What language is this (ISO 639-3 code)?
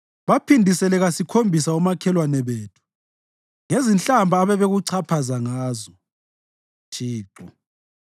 nde